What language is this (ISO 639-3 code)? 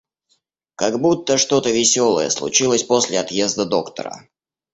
rus